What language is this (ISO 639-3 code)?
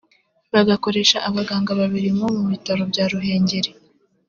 kin